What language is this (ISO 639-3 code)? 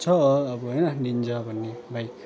nep